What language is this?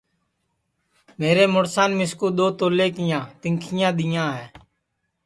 Sansi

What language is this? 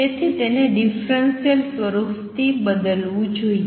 Gujarati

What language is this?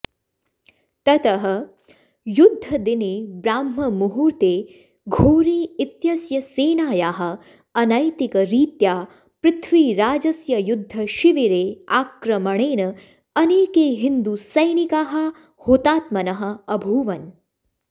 Sanskrit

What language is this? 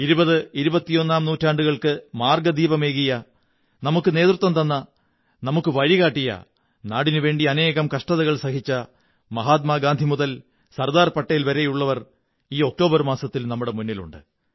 Malayalam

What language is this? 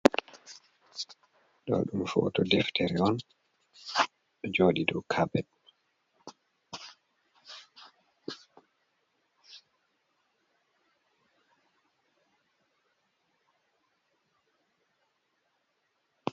Fula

